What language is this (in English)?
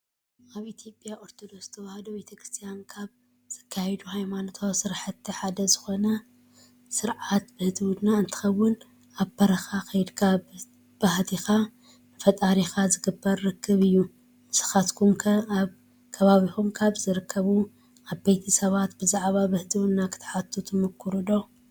Tigrinya